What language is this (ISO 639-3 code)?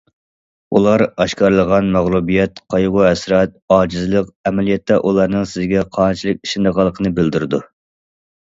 uig